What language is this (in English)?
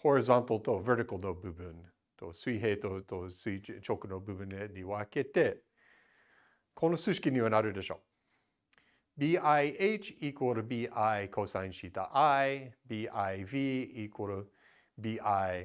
Japanese